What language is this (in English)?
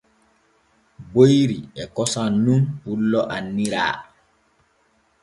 Borgu Fulfulde